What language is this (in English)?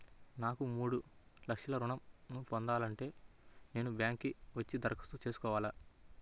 Telugu